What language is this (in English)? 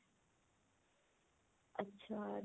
Punjabi